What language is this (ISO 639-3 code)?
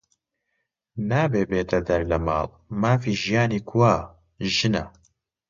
ckb